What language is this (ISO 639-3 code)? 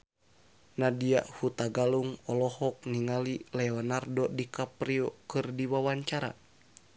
sun